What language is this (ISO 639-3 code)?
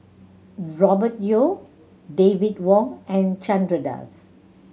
eng